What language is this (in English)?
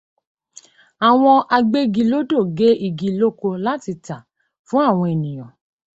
Yoruba